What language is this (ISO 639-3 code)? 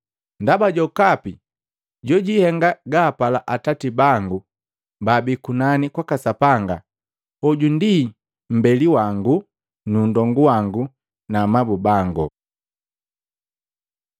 mgv